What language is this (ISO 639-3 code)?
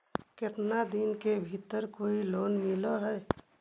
mag